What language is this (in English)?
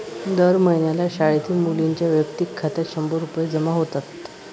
Marathi